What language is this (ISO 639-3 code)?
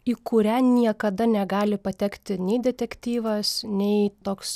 lit